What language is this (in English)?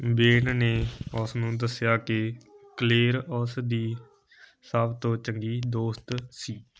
Punjabi